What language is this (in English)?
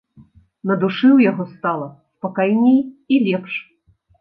Belarusian